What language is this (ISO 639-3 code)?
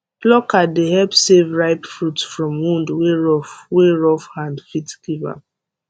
pcm